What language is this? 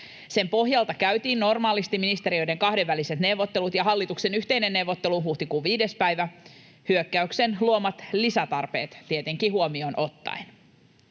Finnish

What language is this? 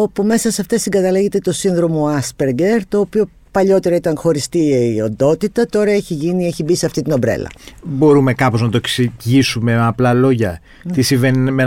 Greek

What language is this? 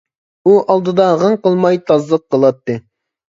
Uyghur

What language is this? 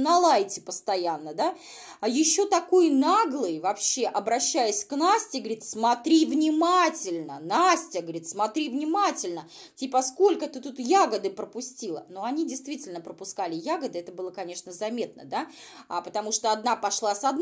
Russian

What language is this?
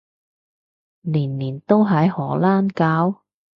Cantonese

